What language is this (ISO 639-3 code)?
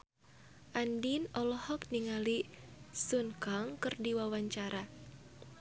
sun